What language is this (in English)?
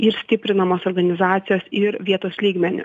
Lithuanian